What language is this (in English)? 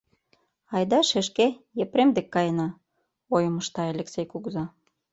Mari